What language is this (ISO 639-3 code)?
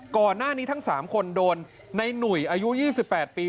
tha